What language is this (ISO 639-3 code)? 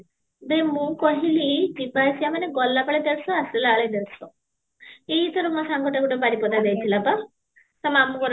ori